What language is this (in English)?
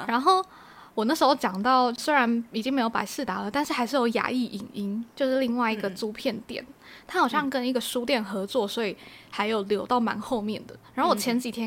Chinese